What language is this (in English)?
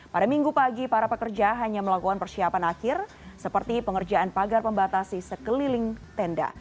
Indonesian